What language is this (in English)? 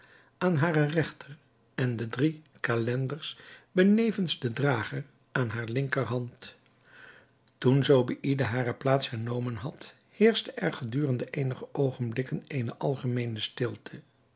Dutch